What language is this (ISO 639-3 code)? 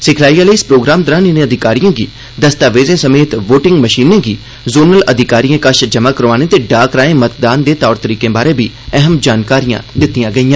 doi